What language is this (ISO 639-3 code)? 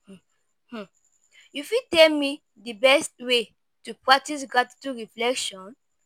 pcm